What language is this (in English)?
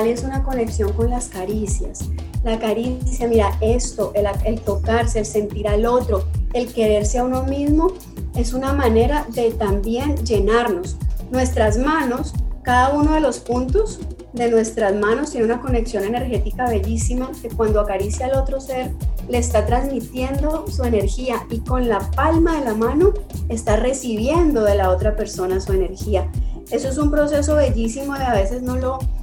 Spanish